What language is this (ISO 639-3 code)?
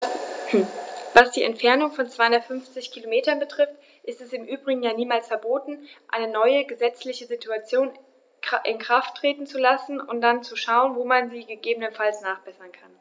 deu